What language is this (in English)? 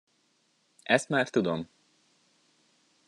Hungarian